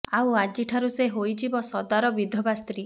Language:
Odia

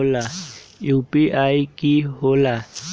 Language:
Magahi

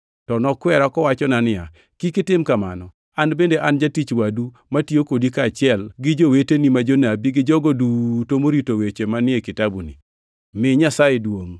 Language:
Luo (Kenya and Tanzania)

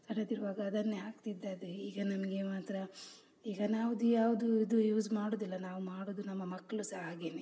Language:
Kannada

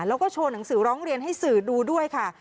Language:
Thai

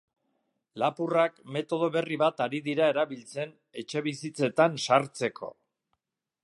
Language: Basque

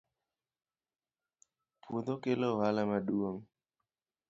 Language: Luo (Kenya and Tanzania)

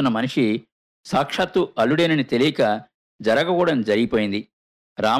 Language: Telugu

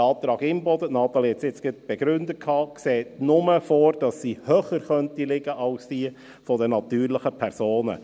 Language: Swiss German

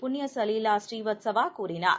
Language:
Tamil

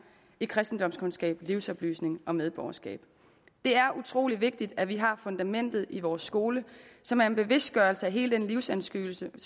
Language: Danish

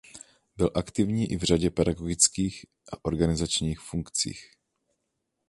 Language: Czech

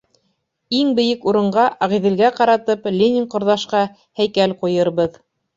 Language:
Bashkir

